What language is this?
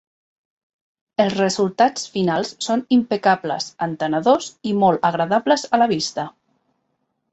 Catalan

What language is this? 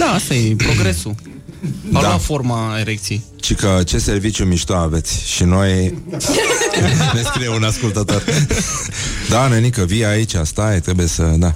Romanian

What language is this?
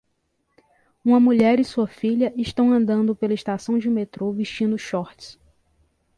Portuguese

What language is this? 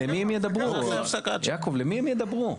Hebrew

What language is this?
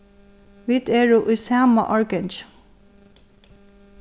Faroese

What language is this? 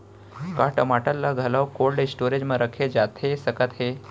Chhattisgarhi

